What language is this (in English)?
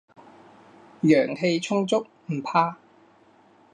Cantonese